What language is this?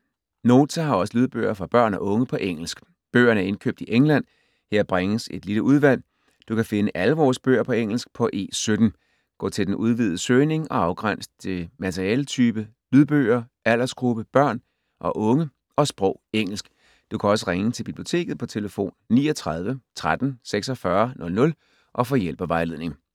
Danish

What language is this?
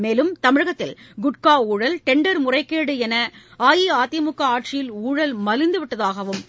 Tamil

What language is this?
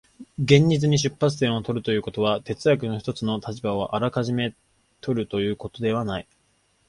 Japanese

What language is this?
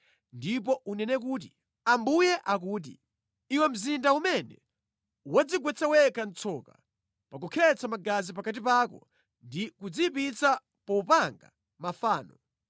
Nyanja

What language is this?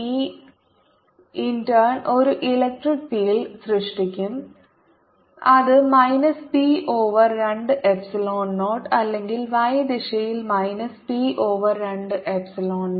Malayalam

